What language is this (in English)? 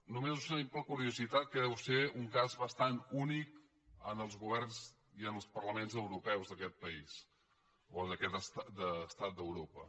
Catalan